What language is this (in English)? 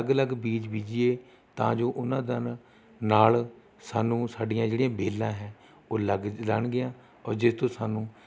Punjabi